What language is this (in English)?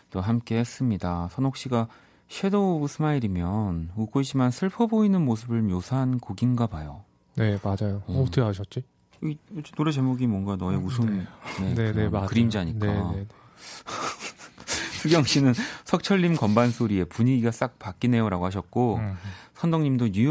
Korean